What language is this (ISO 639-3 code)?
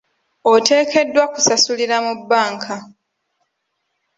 lug